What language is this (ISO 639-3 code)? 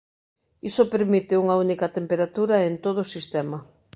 glg